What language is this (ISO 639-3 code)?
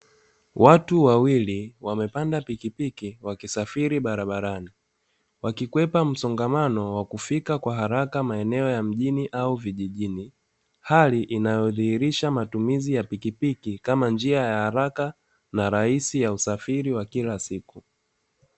swa